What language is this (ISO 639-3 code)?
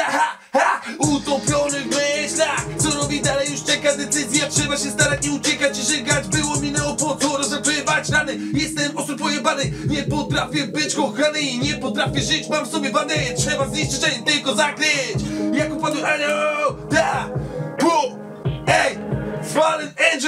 pol